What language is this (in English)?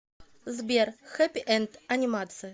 Russian